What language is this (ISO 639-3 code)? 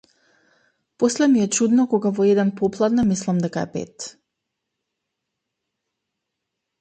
mkd